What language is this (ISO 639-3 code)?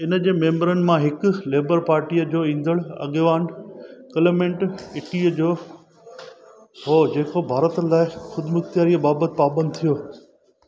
snd